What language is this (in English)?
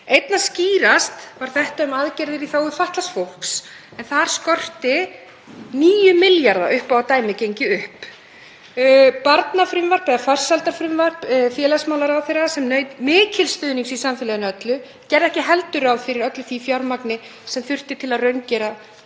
Icelandic